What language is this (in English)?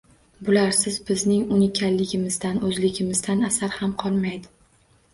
Uzbek